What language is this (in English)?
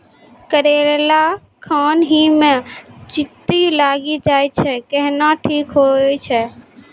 Maithili